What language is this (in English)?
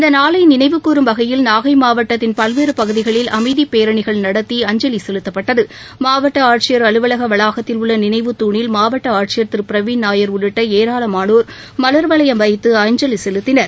Tamil